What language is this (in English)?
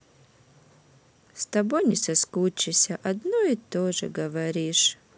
Russian